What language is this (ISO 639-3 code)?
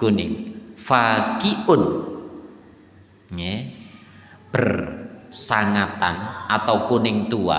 ind